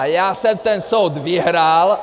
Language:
Czech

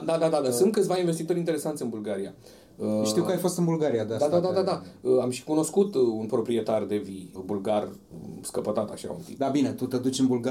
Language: Romanian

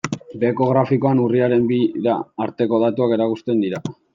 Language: Basque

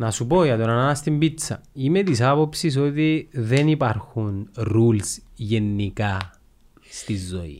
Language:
Greek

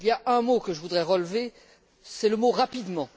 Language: French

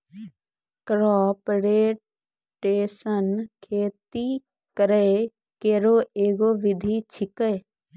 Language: Maithili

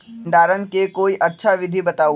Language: Magahi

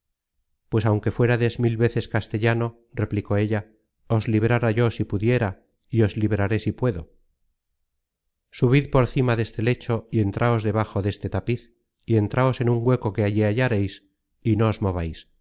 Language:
Spanish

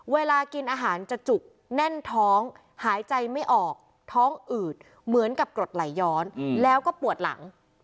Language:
Thai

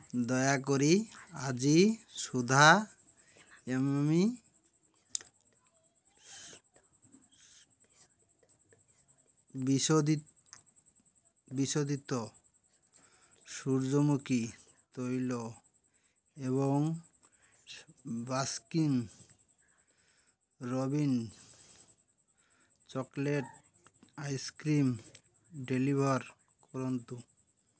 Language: Odia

